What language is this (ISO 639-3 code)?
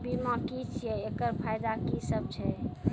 mai